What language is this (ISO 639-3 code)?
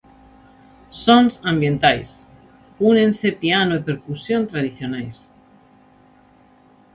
glg